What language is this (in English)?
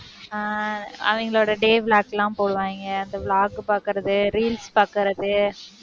Tamil